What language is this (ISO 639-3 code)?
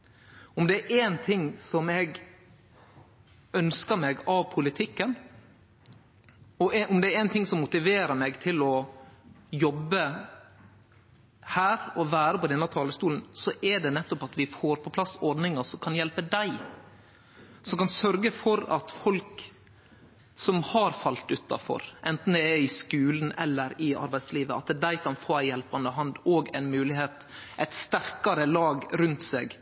nno